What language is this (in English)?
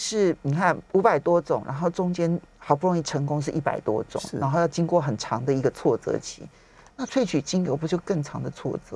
Chinese